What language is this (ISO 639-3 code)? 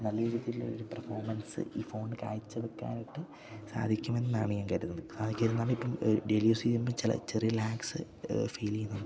mal